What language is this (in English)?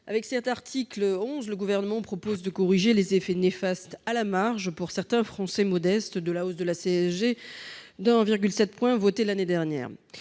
French